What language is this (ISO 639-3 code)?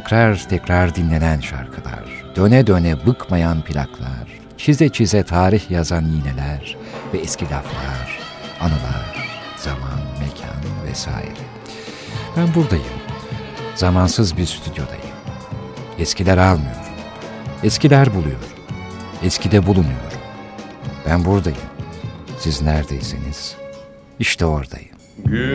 tur